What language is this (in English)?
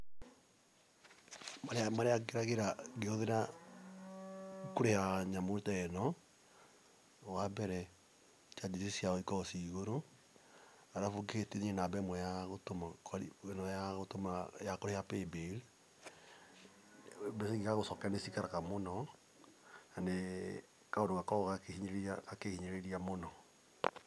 Kikuyu